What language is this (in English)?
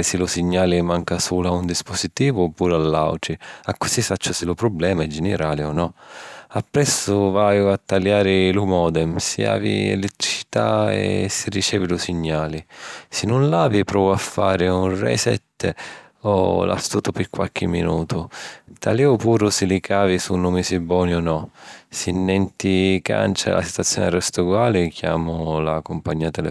Sicilian